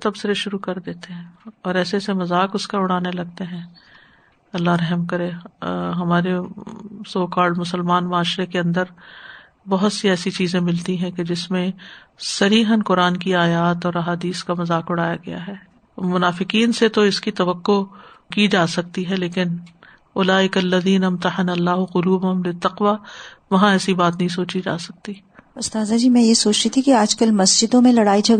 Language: Urdu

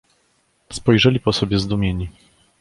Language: Polish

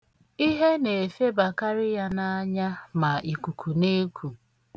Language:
Igbo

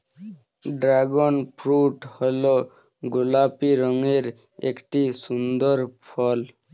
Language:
Bangla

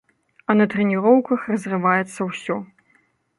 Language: Belarusian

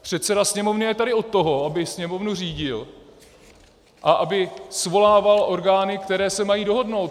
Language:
Czech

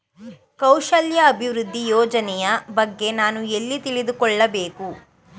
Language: Kannada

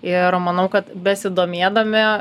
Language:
Lithuanian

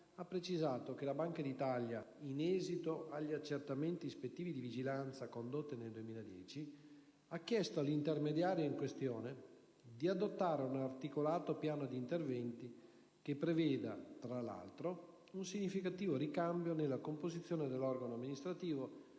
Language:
Italian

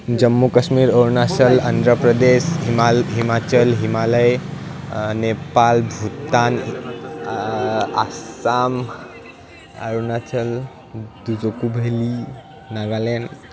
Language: Assamese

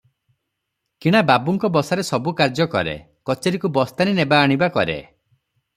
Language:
Odia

